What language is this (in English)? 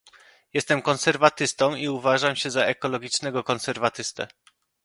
Polish